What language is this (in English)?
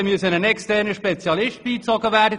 Swiss German